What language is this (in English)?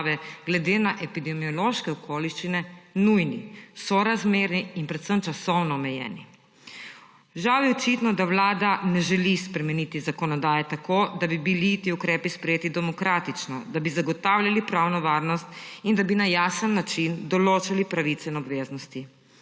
Slovenian